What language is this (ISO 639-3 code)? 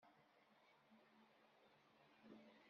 kab